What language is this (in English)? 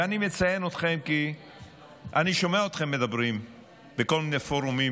Hebrew